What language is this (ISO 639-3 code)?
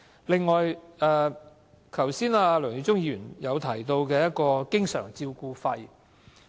yue